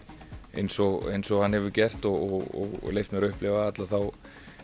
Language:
Icelandic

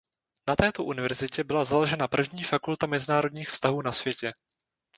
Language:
Czech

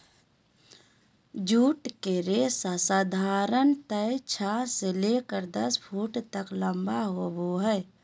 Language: Magahi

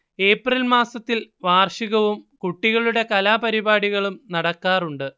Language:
Malayalam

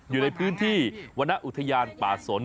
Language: Thai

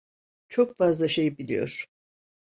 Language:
Turkish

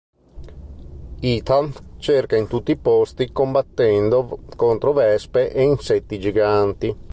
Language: Italian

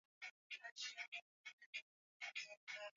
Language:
Swahili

